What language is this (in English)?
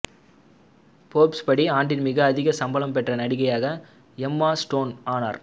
Tamil